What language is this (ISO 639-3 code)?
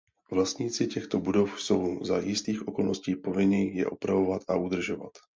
ces